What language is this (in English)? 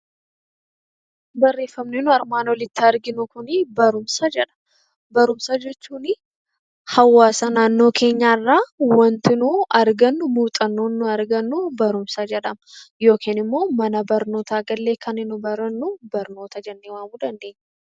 Oromo